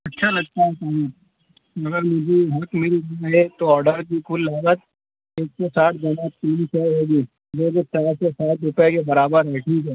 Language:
Urdu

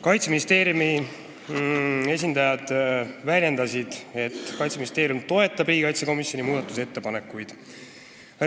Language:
Estonian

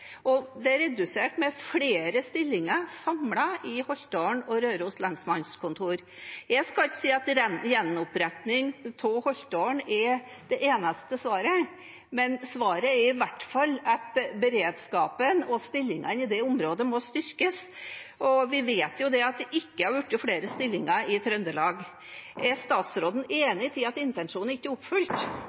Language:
Norwegian Bokmål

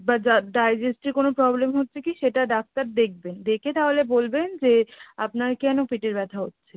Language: Bangla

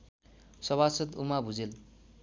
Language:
Nepali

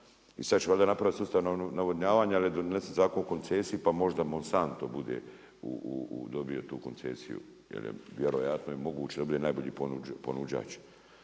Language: Croatian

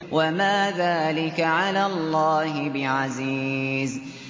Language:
Arabic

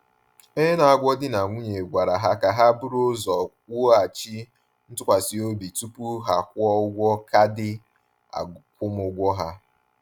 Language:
Igbo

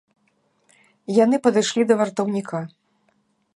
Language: Belarusian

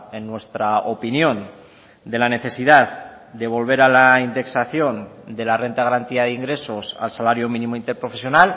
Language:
Spanish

